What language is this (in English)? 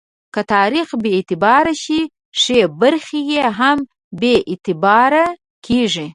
Pashto